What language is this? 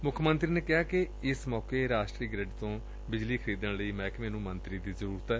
Punjabi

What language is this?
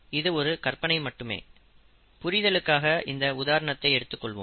Tamil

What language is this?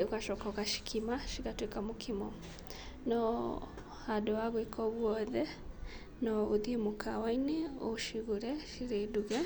Kikuyu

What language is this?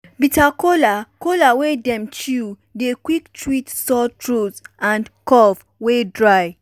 Nigerian Pidgin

